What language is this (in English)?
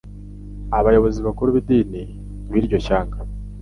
Kinyarwanda